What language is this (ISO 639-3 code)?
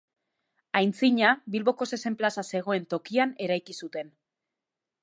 eus